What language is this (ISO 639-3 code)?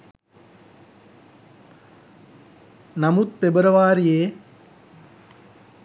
sin